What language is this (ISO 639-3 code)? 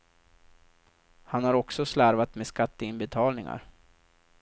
swe